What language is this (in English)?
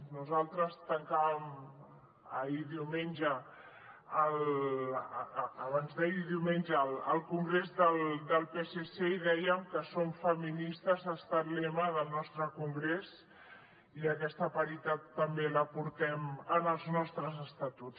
Catalan